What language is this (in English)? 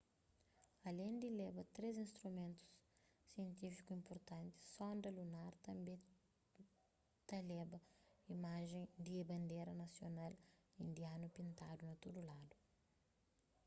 Kabuverdianu